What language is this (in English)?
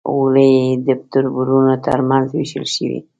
Pashto